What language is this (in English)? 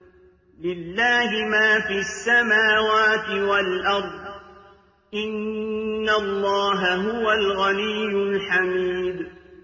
Arabic